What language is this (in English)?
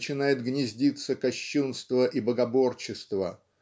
Russian